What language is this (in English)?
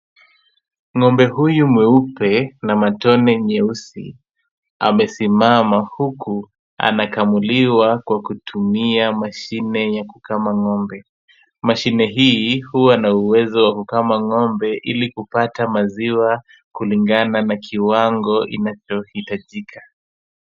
Swahili